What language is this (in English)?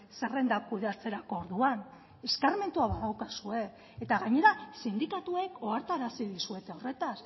Basque